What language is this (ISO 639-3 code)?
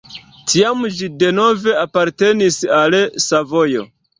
epo